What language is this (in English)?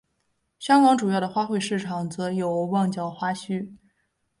Chinese